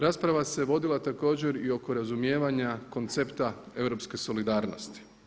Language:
Croatian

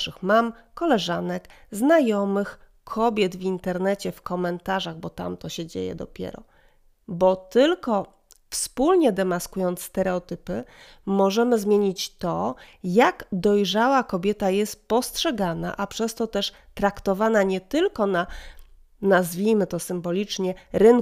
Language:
Polish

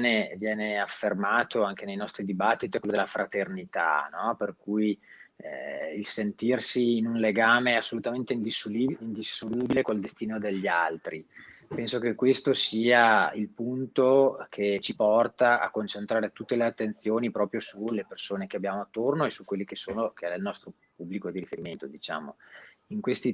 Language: Italian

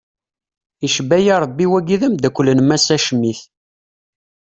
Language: Kabyle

